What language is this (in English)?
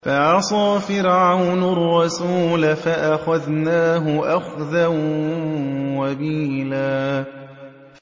Arabic